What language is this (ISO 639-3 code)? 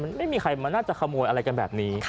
tha